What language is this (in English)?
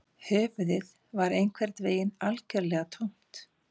Icelandic